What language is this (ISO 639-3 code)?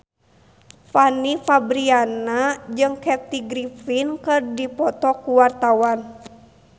sun